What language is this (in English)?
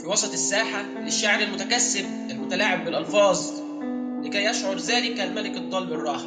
Arabic